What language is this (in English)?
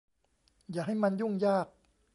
Thai